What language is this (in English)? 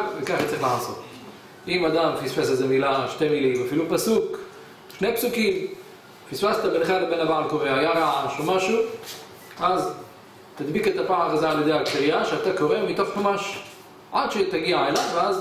Hebrew